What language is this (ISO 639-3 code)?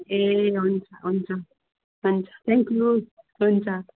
nep